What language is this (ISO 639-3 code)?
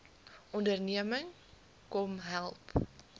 afr